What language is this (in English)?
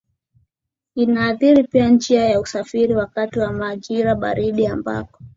Swahili